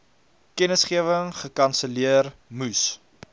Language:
Afrikaans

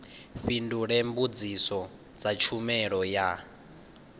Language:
Venda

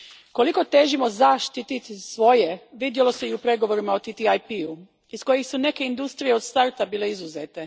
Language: Croatian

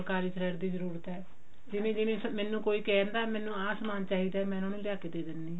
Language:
Punjabi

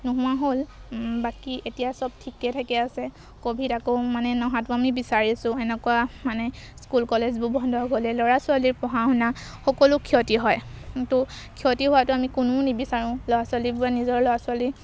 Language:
Assamese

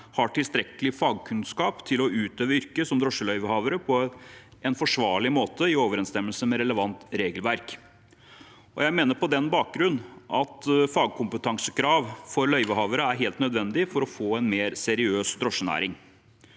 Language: Norwegian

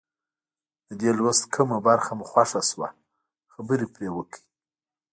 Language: Pashto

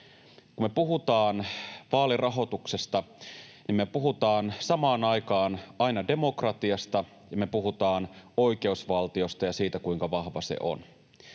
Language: Finnish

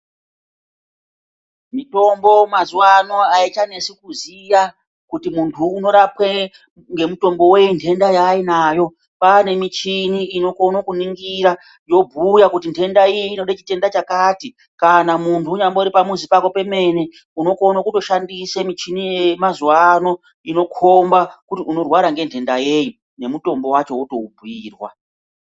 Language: Ndau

